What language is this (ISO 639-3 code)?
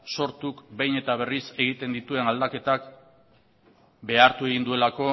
eus